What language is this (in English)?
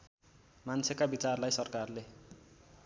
Nepali